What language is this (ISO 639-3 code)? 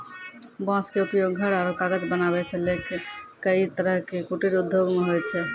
mai